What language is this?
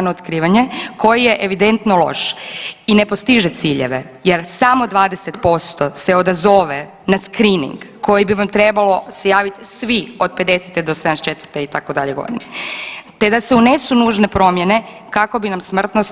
Croatian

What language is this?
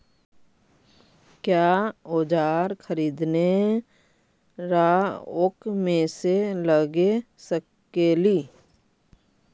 Magahi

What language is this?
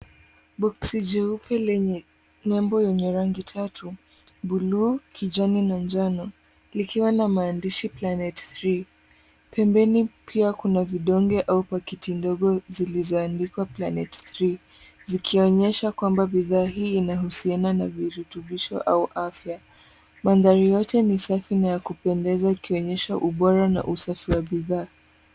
Swahili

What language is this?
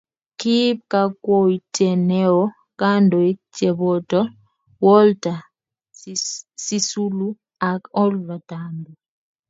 Kalenjin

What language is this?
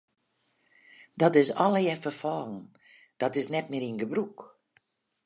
Western Frisian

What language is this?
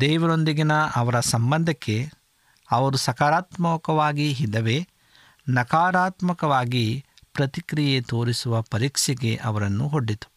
Kannada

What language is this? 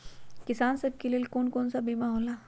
Magahi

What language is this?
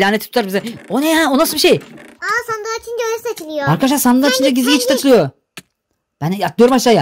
Turkish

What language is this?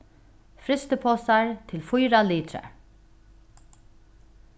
Faroese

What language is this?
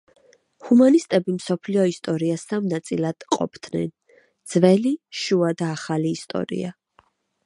Georgian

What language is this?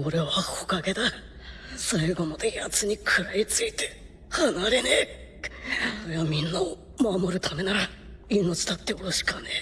Japanese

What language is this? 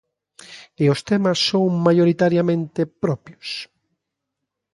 Galician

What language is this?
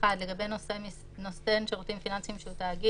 Hebrew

